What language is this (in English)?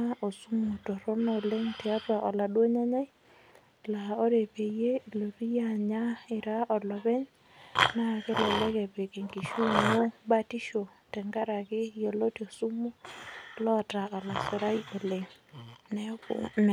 Masai